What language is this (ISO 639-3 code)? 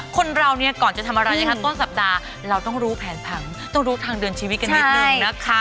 tha